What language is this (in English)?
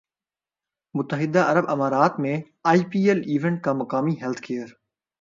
Urdu